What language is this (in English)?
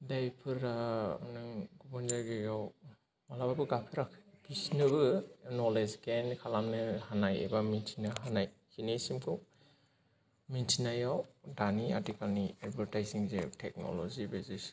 Bodo